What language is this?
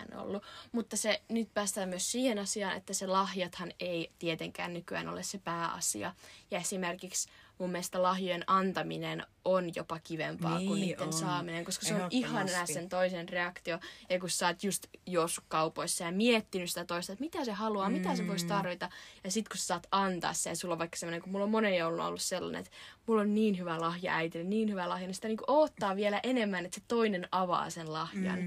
Finnish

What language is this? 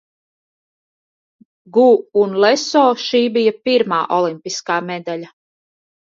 Latvian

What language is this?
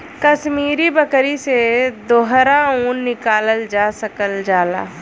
Bhojpuri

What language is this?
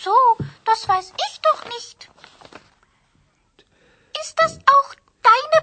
Urdu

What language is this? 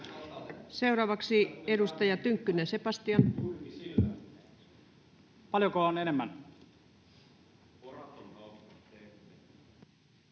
Finnish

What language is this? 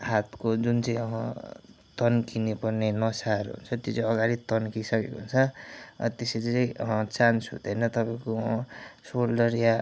Nepali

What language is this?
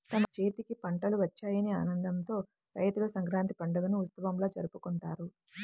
Telugu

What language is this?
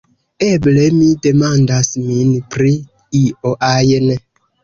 Esperanto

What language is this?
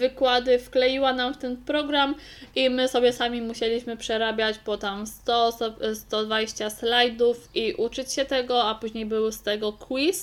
Polish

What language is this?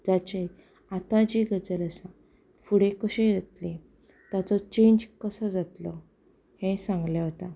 Konkani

